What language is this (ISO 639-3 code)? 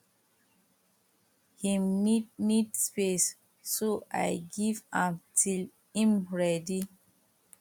pcm